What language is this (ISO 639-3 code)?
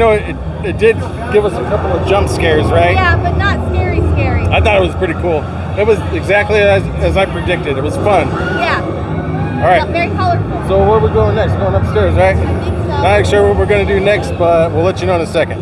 eng